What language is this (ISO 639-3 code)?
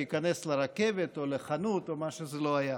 heb